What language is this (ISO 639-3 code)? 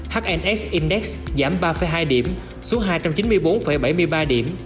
vie